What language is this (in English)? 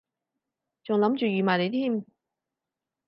Cantonese